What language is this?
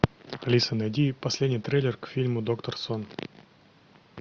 Russian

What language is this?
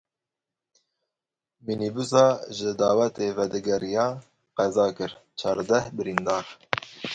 Kurdish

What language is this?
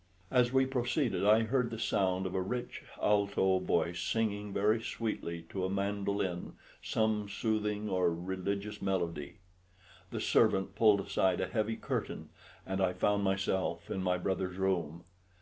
English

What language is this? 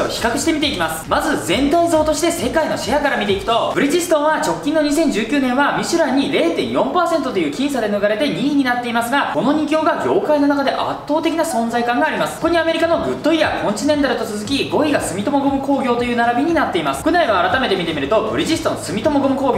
Japanese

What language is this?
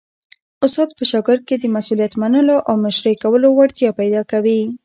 Pashto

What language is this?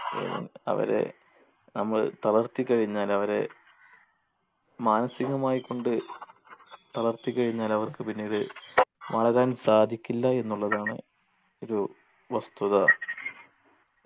Malayalam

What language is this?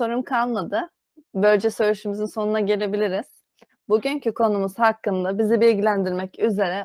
Turkish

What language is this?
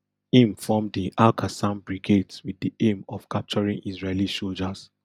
Nigerian Pidgin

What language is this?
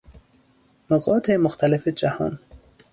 Persian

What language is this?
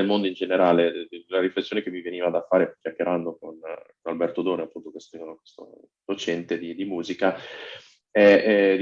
Italian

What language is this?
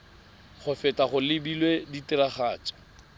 Tswana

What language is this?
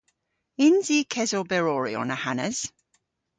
Cornish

